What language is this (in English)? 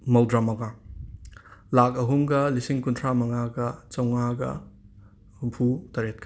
Manipuri